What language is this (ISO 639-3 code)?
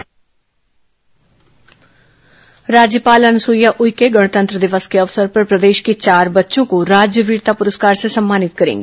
hin